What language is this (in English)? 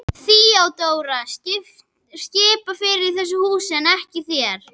Icelandic